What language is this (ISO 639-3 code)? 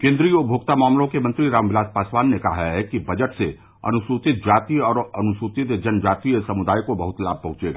hin